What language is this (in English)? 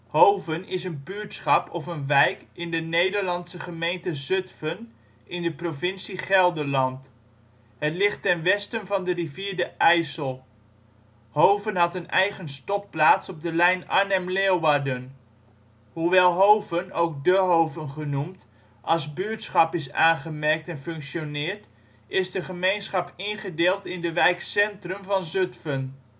Dutch